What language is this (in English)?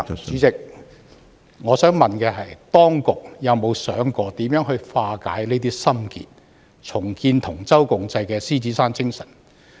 Cantonese